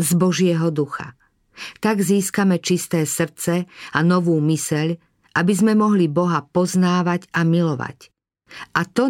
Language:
Slovak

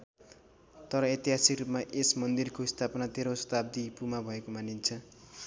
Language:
Nepali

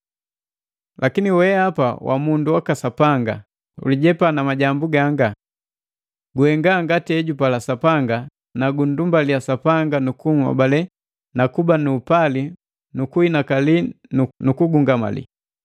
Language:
Matengo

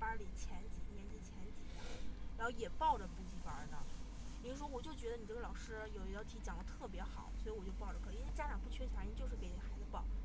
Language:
Chinese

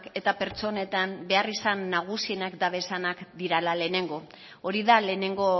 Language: Basque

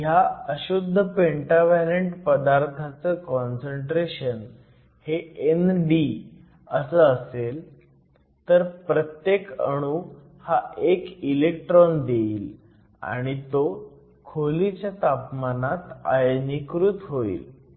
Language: Marathi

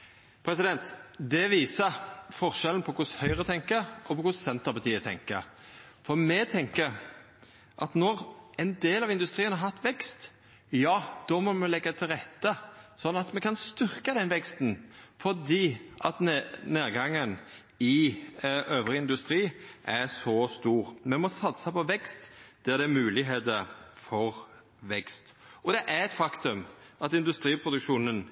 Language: Norwegian Nynorsk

